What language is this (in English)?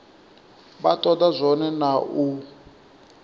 Venda